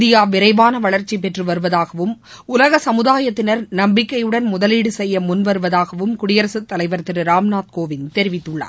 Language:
Tamil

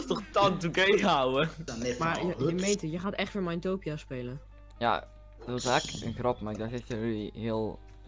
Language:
Dutch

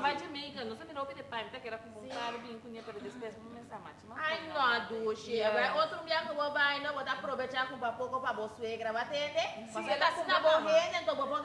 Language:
Portuguese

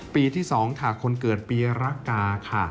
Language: Thai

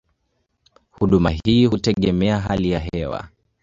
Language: Swahili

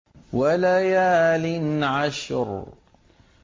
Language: Arabic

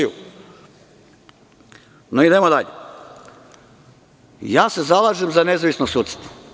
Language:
Serbian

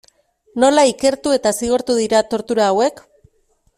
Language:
Basque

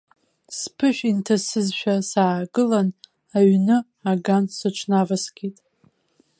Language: Abkhazian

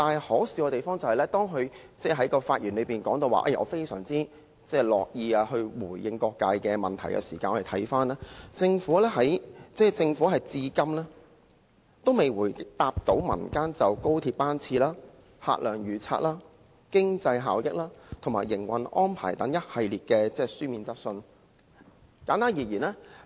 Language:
Cantonese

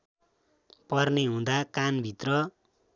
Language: Nepali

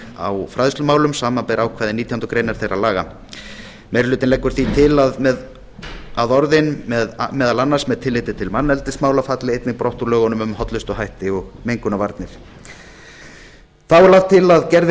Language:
Icelandic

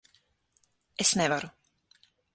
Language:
Latvian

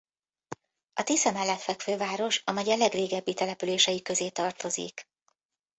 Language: Hungarian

